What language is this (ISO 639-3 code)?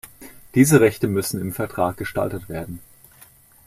deu